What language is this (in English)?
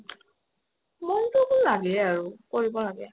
Assamese